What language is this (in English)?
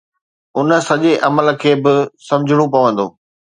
Sindhi